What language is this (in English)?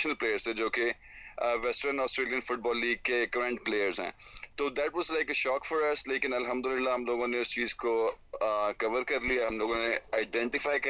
Urdu